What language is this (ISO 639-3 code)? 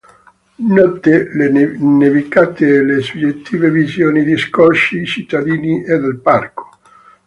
ita